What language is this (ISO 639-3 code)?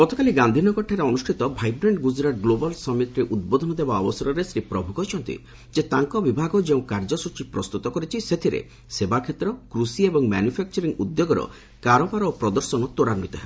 ori